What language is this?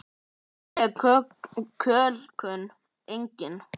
Icelandic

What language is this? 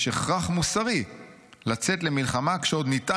Hebrew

